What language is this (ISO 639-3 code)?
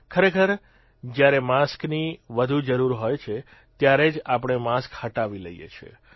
guj